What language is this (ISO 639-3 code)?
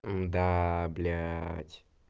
rus